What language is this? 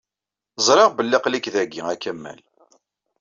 Kabyle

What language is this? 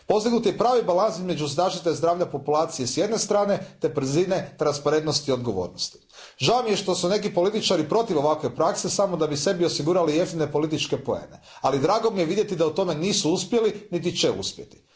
Croatian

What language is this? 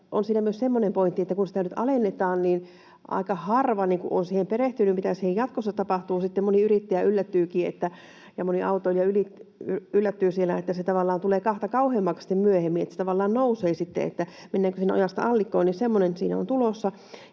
Finnish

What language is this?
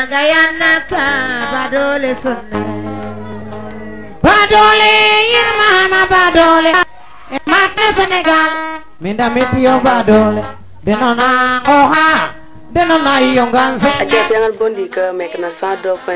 Serer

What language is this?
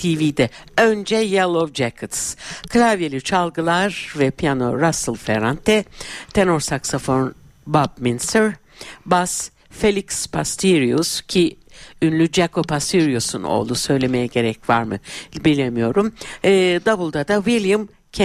Turkish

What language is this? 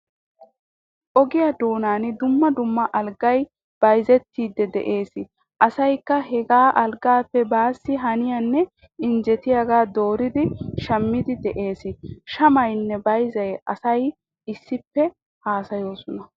Wolaytta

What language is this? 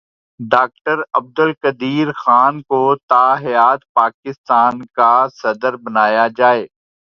Urdu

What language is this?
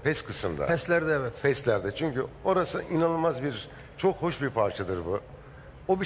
Turkish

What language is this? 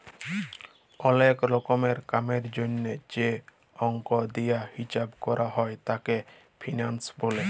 Bangla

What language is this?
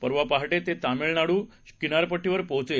Marathi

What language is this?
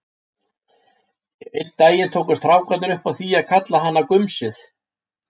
Icelandic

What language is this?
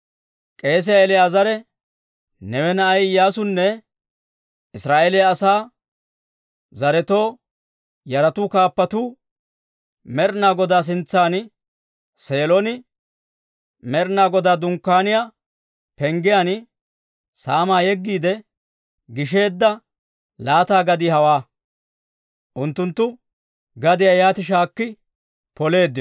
Dawro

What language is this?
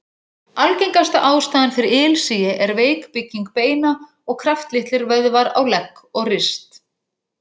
Icelandic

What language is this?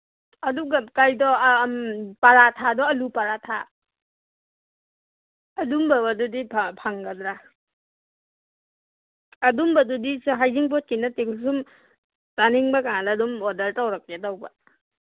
Manipuri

